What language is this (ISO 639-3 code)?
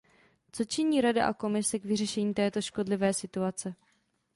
ces